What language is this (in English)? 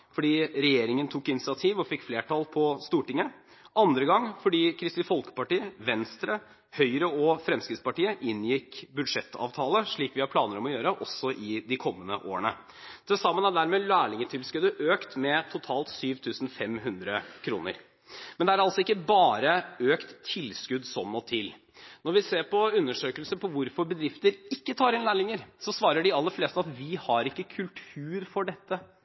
Norwegian Bokmål